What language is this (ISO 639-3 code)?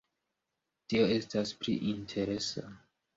epo